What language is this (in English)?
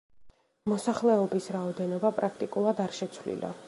Georgian